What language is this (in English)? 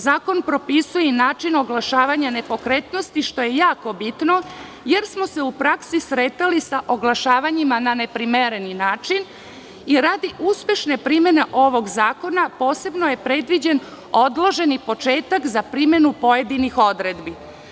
Serbian